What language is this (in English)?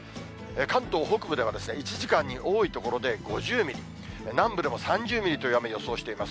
Japanese